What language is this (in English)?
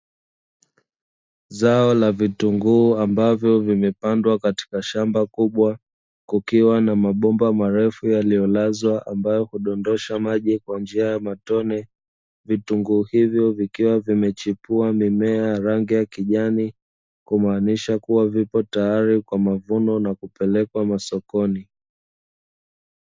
Swahili